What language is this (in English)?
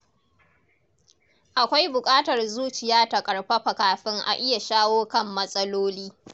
Hausa